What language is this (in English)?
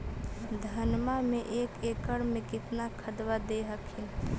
Magahi